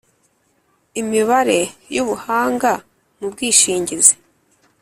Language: Kinyarwanda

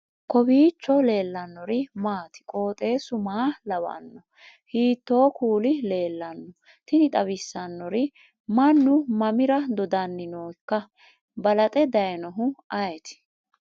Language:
Sidamo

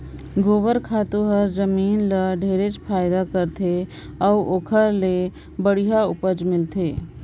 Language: Chhattisgarhi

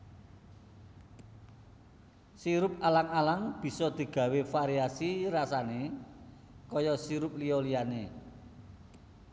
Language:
Javanese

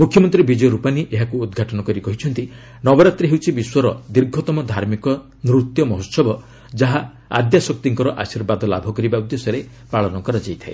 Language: Odia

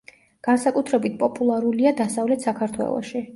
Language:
Georgian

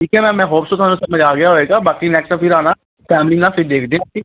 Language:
Punjabi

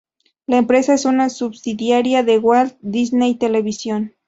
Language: Spanish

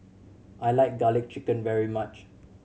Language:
English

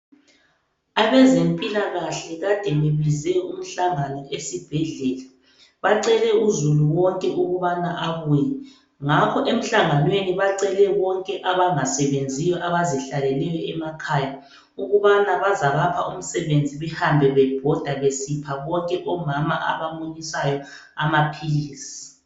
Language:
North Ndebele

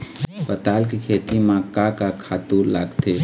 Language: Chhattisgarhi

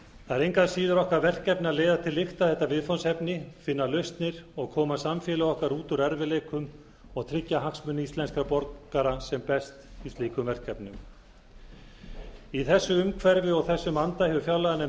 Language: Icelandic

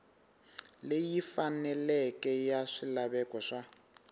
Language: Tsonga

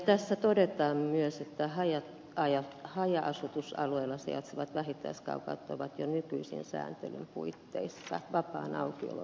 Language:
Finnish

